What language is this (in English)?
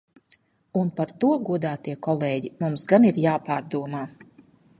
Latvian